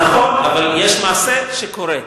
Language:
Hebrew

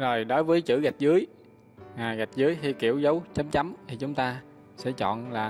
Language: Vietnamese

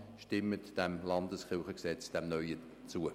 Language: Swiss German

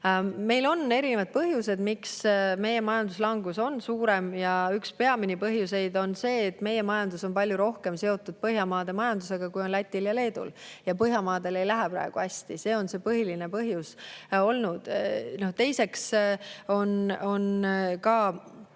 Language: Estonian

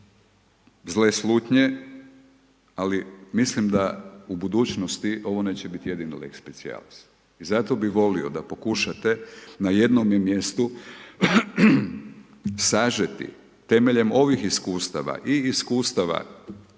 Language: Croatian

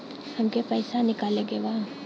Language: Bhojpuri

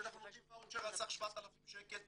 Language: Hebrew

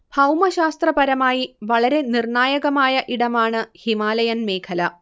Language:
Malayalam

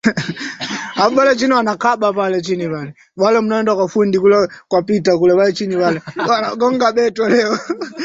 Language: Swahili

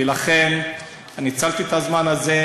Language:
Hebrew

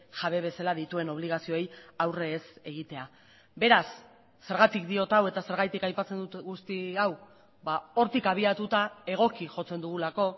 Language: Basque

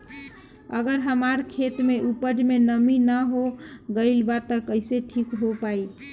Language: Bhojpuri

